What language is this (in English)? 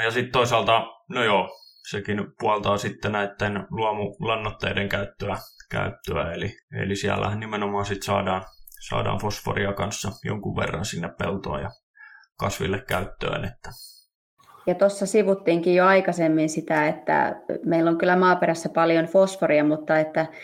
Finnish